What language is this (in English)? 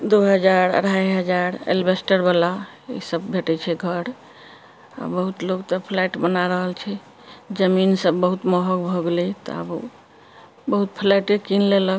Maithili